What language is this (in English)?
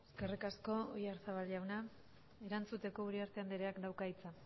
Basque